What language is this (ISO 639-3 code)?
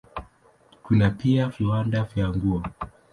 swa